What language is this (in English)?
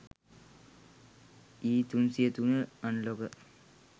Sinhala